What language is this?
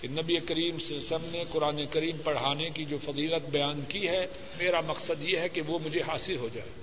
Urdu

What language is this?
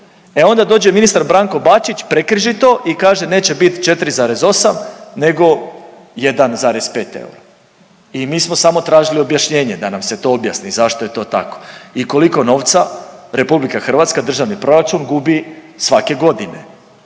Croatian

